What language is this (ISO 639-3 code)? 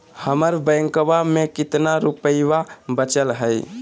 mag